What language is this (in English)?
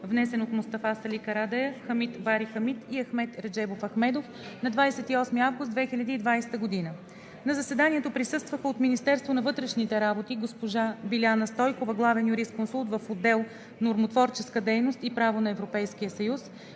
Bulgarian